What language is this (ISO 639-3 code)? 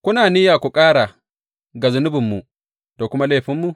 hau